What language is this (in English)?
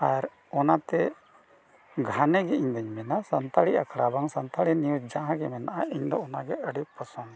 Santali